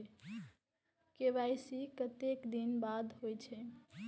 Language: Maithili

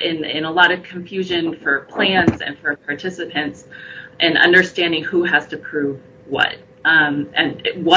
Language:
English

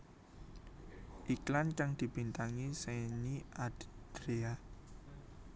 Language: Javanese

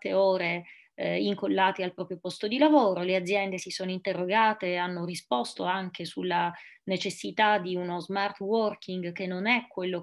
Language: Italian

